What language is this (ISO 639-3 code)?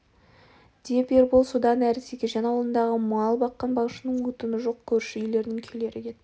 kaz